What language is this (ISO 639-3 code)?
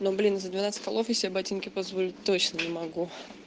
rus